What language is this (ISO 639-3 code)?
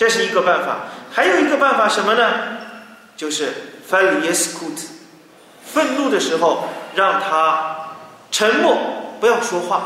zho